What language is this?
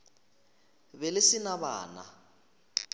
Northern Sotho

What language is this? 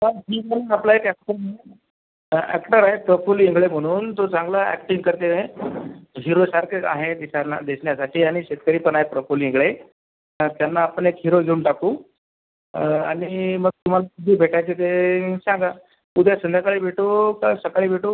Marathi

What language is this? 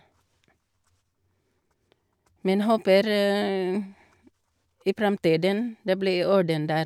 Norwegian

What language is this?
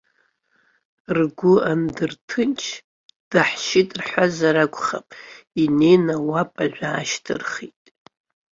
Abkhazian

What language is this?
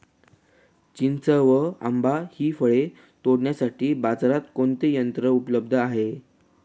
Marathi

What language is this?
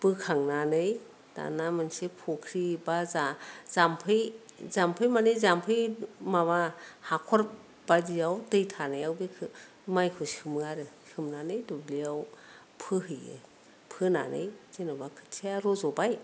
Bodo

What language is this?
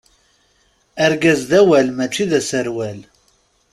Kabyle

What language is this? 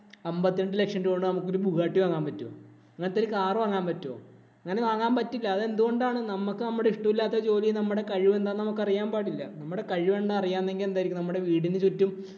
Malayalam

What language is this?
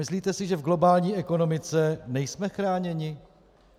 Czech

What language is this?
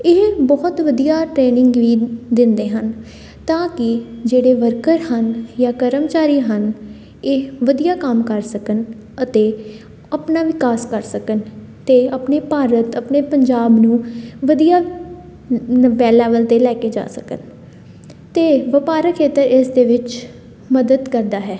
Punjabi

